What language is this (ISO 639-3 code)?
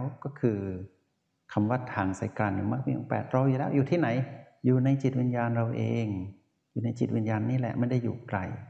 tha